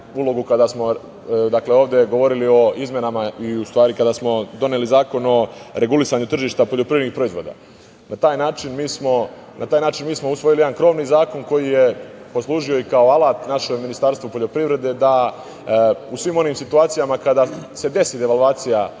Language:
Serbian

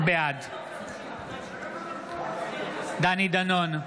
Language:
Hebrew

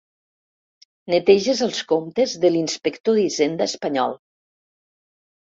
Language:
Catalan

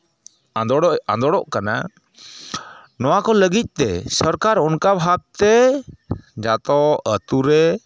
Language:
Santali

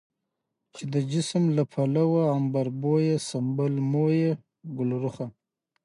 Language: Pashto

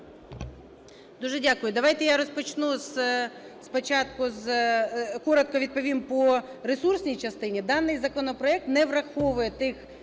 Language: Ukrainian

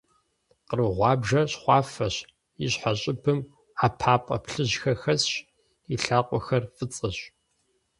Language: Kabardian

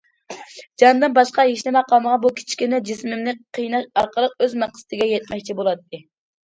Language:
Uyghur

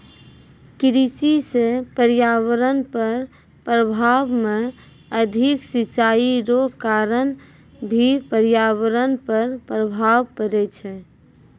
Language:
Maithili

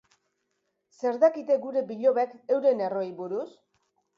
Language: Basque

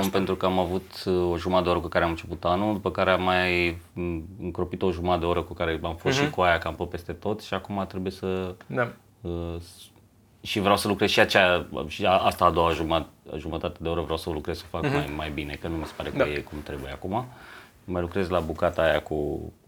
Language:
Romanian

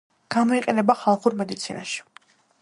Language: Georgian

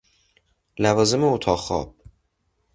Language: Persian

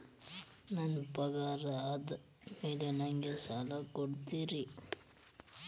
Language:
Kannada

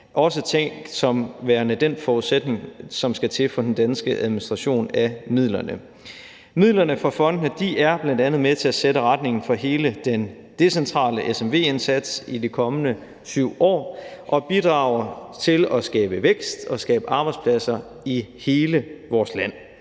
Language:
Danish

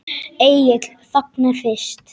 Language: Icelandic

